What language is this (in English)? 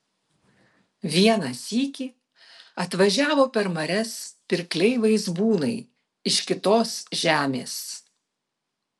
Lithuanian